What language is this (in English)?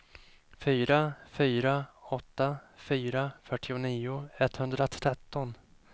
Swedish